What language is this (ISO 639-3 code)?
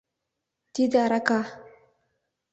chm